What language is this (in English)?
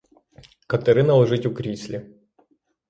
Ukrainian